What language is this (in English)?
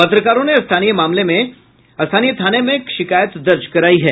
Hindi